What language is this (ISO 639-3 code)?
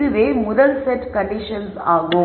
tam